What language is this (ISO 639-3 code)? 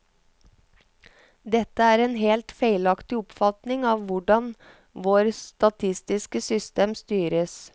nor